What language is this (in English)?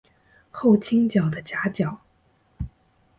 Chinese